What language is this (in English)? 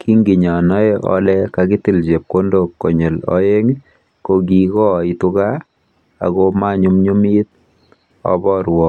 Kalenjin